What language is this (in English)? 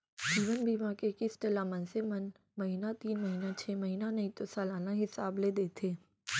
Chhattisgarhi